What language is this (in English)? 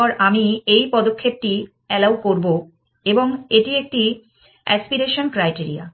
Bangla